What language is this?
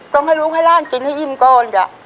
Thai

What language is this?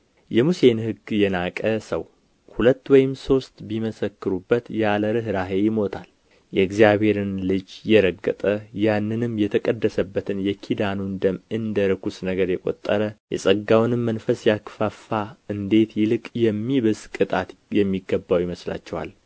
Amharic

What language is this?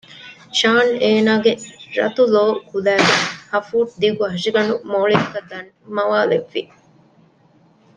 Divehi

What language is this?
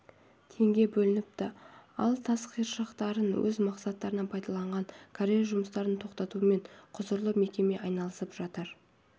Kazakh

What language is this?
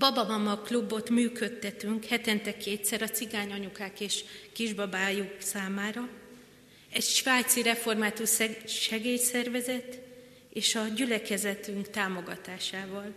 Hungarian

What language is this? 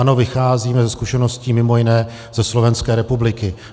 Czech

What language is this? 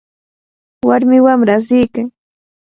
Cajatambo North Lima Quechua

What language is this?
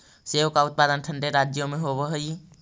Magahi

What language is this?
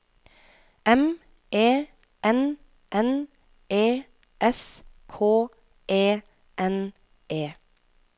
Norwegian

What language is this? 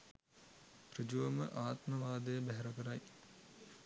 Sinhala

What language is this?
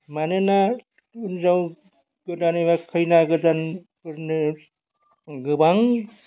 Bodo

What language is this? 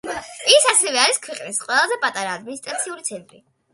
Georgian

